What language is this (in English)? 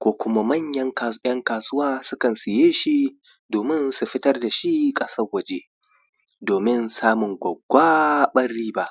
Hausa